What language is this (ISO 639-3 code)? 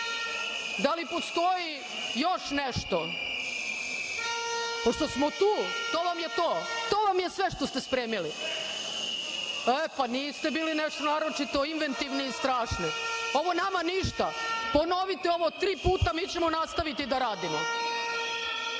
srp